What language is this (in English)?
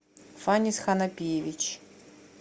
Russian